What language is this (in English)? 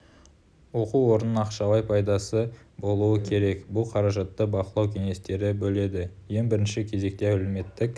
Kazakh